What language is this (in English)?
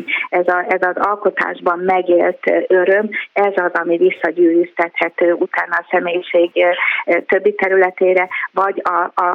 Hungarian